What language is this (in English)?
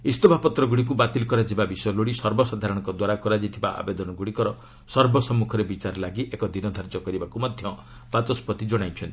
Odia